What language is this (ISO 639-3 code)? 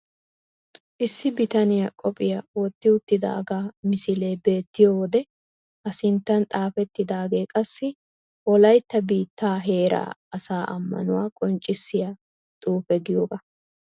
wal